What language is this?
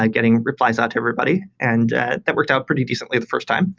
English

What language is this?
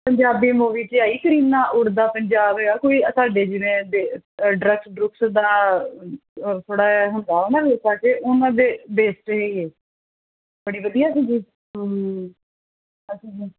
Punjabi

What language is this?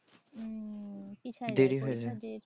Bangla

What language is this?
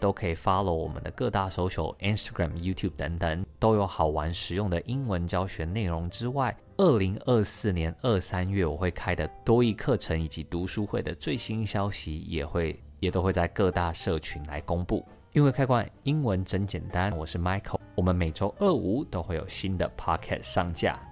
Chinese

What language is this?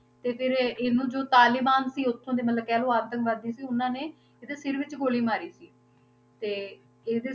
Punjabi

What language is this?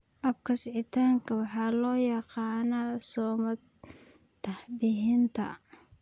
Somali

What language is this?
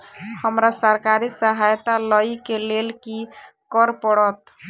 Maithili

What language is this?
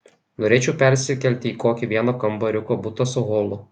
Lithuanian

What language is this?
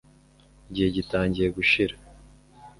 Kinyarwanda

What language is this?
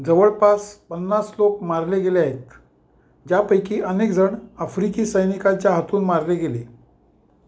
Marathi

